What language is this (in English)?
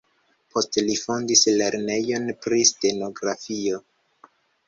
Esperanto